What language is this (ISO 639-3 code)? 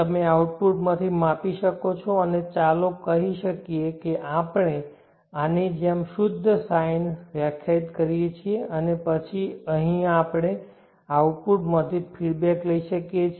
guj